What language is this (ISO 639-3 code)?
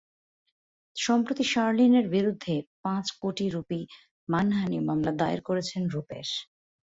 ben